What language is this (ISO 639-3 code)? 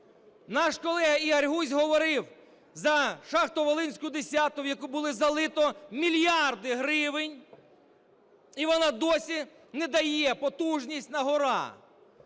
ukr